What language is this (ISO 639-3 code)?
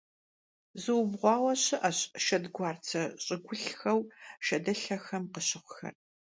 kbd